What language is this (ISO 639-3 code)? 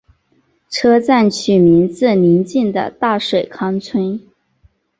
zho